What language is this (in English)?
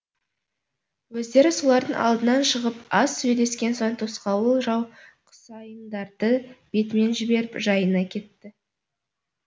Kazakh